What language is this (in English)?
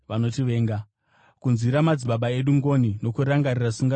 Shona